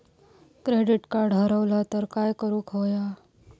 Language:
Marathi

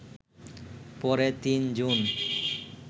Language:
Bangla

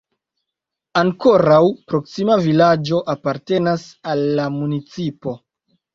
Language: Esperanto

